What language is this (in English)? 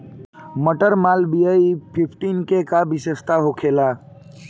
Bhojpuri